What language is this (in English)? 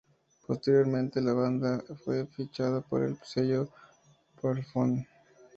Spanish